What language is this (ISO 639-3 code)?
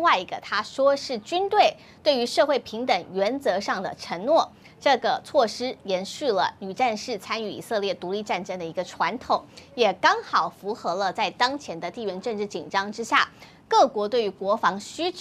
zho